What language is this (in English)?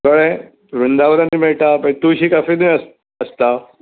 Konkani